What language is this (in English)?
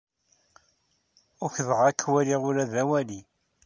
Kabyle